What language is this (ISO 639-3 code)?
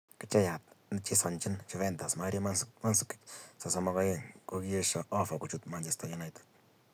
kln